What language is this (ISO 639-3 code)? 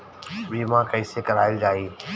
bho